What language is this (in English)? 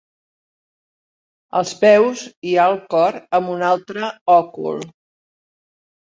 Catalan